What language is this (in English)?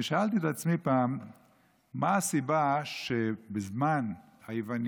Hebrew